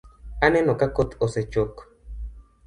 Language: Luo (Kenya and Tanzania)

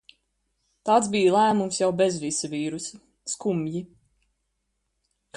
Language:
Latvian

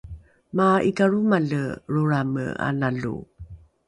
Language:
Rukai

